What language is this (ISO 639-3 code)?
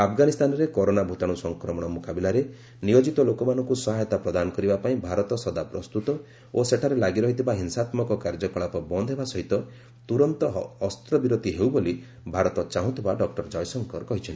ori